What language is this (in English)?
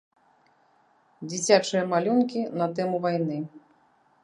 Belarusian